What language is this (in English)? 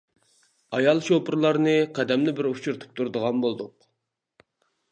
Uyghur